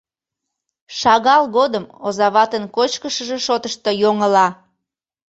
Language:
Mari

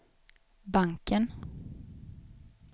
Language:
Swedish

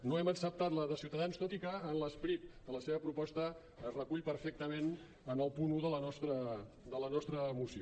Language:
Catalan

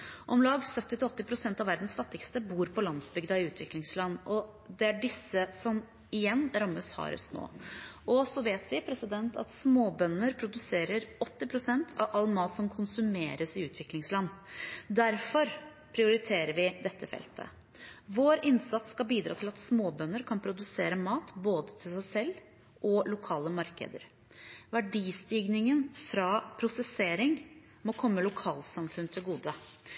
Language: Norwegian Bokmål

